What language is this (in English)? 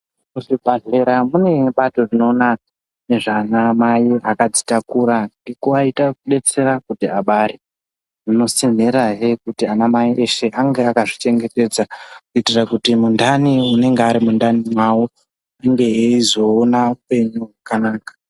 Ndau